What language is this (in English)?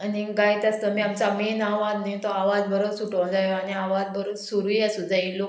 Konkani